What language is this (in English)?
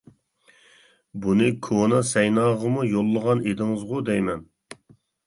Uyghur